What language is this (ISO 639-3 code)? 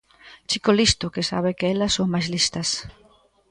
glg